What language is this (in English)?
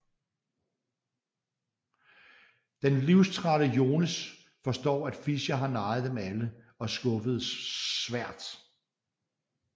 Danish